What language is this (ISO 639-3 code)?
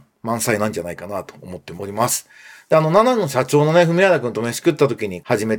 jpn